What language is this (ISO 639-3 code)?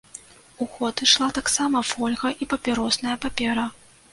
bel